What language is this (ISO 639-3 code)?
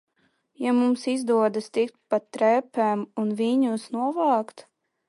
lav